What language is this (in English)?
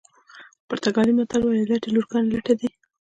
Pashto